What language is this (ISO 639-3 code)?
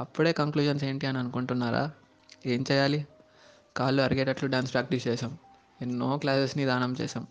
tel